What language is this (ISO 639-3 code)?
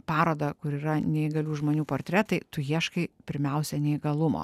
lit